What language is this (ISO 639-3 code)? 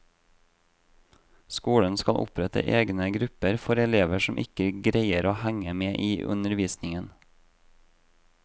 nor